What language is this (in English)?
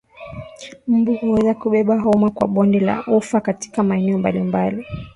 Swahili